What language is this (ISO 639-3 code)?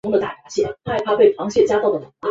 zho